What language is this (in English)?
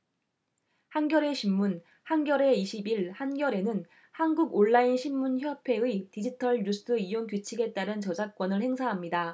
Korean